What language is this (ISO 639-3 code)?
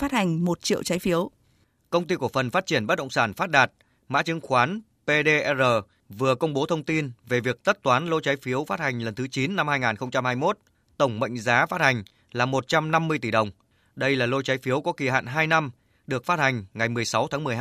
vie